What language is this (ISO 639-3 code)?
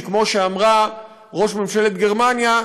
heb